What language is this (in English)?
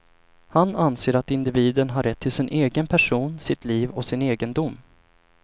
Swedish